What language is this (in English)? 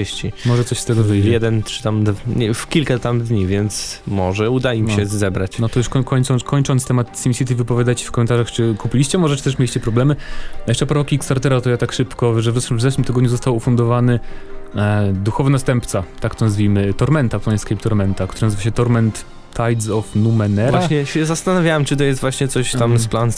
Polish